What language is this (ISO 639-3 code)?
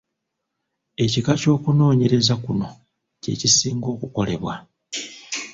lug